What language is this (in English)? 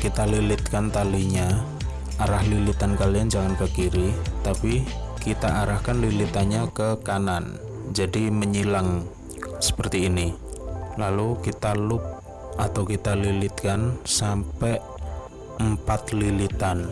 Indonesian